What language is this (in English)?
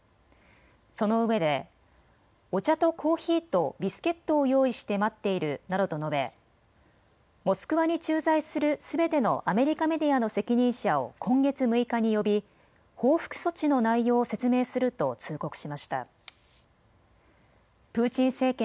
Japanese